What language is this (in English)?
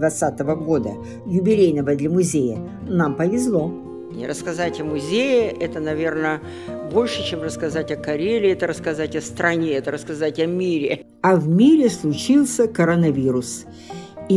Russian